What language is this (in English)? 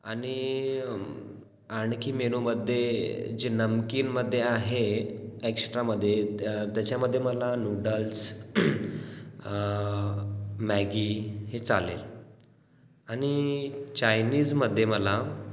Marathi